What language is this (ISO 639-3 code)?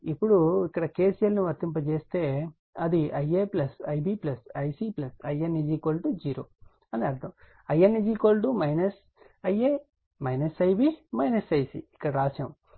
tel